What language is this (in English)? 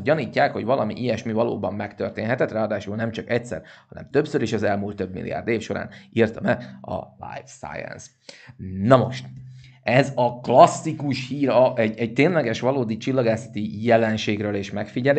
Hungarian